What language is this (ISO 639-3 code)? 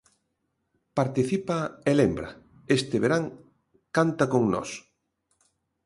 glg